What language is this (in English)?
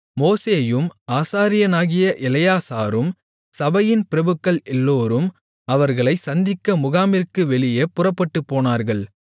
Tamil